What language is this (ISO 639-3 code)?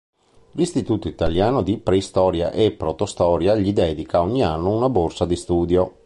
ita